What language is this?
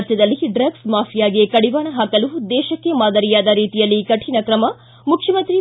Kannada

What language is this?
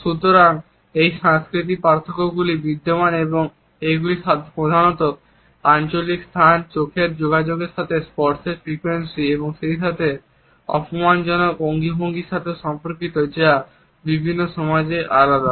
Bangla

